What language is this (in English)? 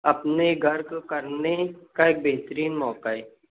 Urdu